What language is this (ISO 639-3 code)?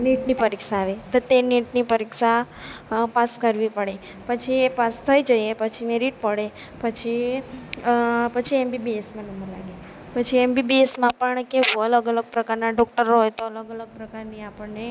guj